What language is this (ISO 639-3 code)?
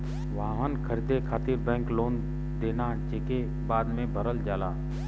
bho